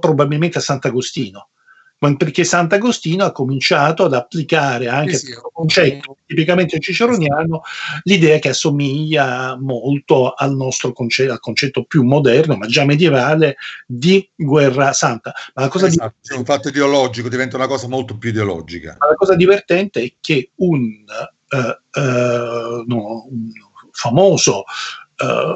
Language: Italian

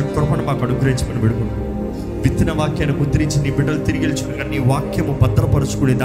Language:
Telugu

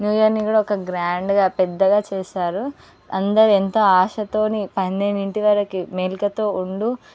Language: Telugu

